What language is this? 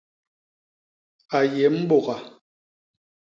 Basaa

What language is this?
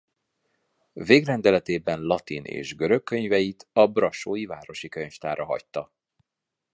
Hungarian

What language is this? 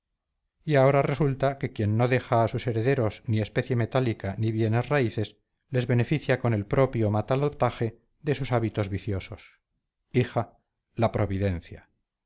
Spanish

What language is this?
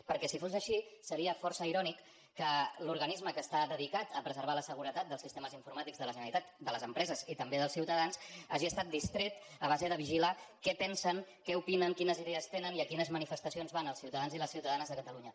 Catalan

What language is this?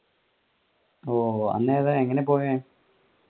Malayalam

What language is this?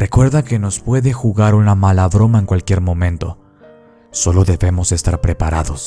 Spanish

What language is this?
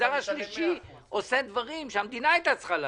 Hebrew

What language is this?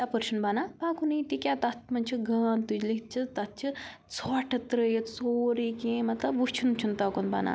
Kashmiri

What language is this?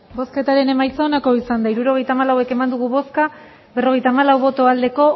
Basque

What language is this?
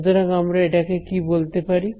Bangla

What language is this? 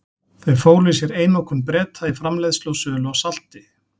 Icelandic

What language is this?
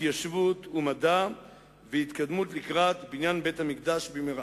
Hebrew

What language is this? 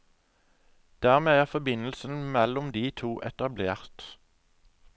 Norwegian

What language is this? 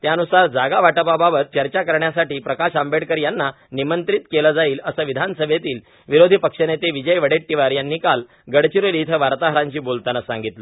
Marathi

